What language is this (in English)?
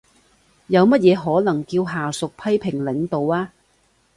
Cantonese